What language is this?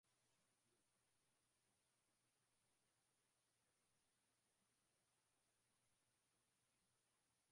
Swahili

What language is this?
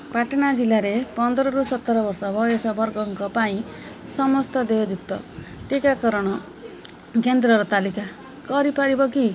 Odia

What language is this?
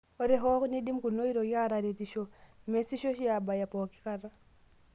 Masai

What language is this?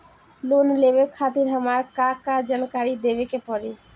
Bhojpuri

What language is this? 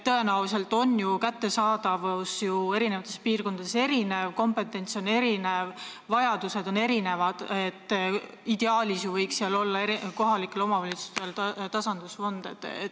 Estonian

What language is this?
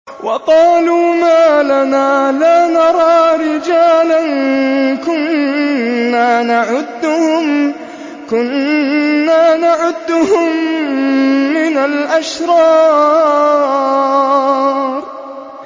Arabic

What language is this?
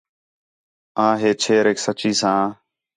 Khetrani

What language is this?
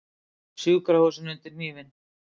Icelandic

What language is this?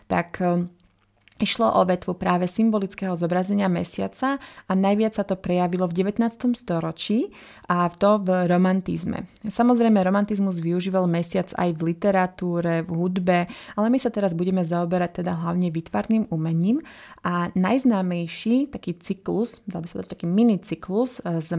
Slovak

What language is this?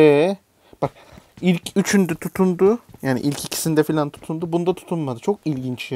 Turkish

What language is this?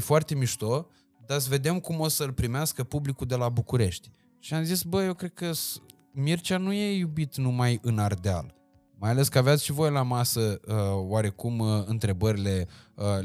Romanian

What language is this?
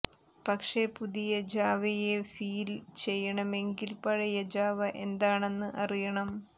Malayalam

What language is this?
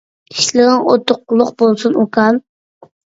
Uyghur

